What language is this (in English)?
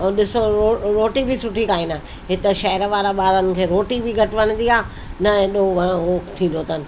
Sindhi